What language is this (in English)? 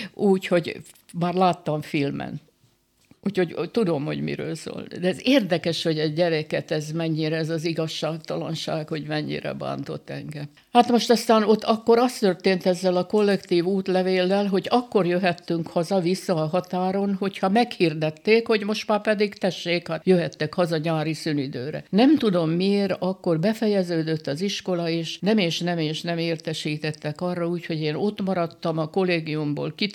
Hungarian